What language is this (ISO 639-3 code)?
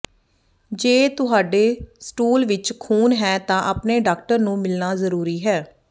pan